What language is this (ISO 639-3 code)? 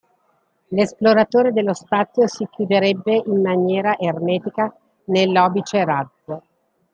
ita